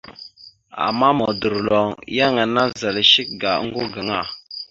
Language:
Mada (Cameroon)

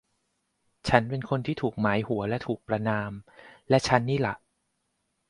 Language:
Thai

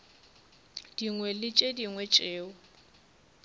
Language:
Northern Sotho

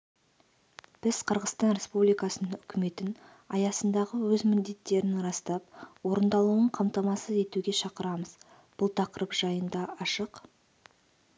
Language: Kazakh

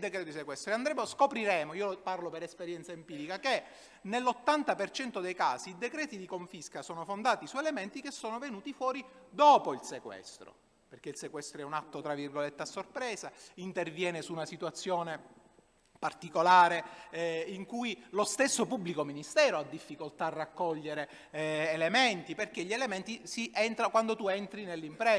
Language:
Italian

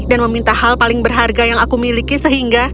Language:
Indonesian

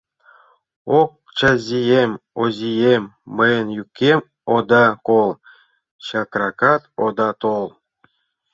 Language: Mari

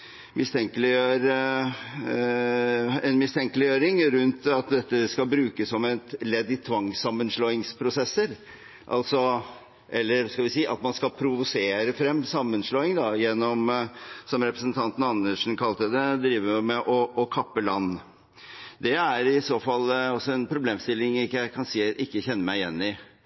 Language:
Norwegian Bokmål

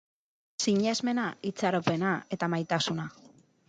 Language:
Basque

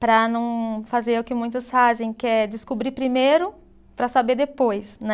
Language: Portuguese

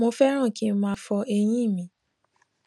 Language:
Yoruba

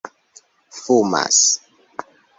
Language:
Esperanto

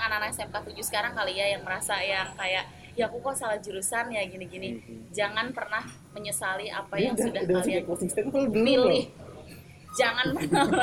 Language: Indonesian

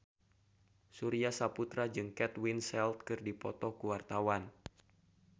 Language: Sundanese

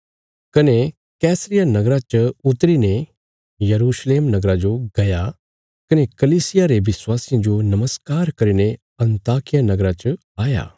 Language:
Bilaspuri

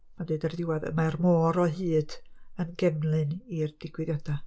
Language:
Welsh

